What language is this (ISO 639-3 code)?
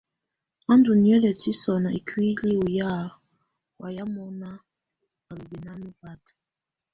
tvu